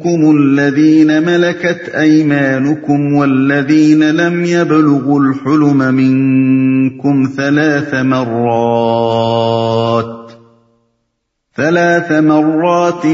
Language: Urdu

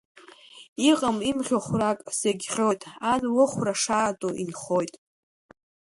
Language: Abkhazian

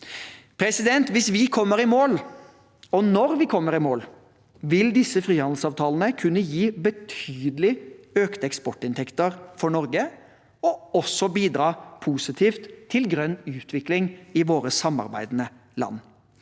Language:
Norwegian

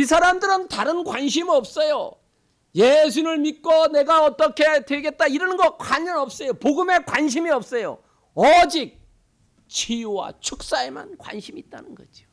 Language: Korean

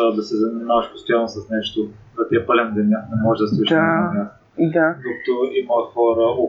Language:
Bulgarian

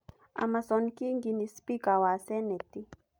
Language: Kikuyu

